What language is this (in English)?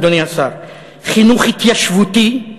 Hebrew